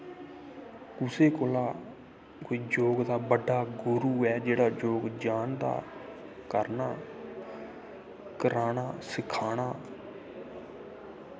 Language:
Dogri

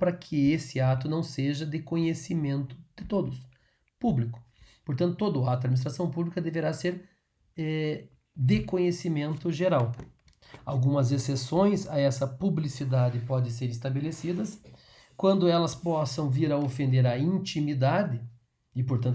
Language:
Portuguese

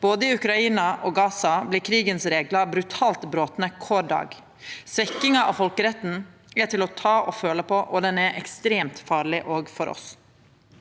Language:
Norwegian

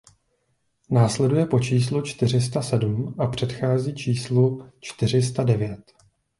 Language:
Czech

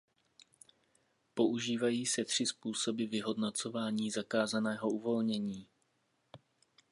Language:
Czech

